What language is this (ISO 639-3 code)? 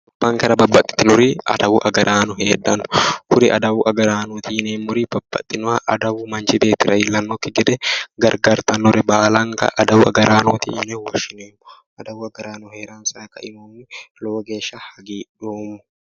sid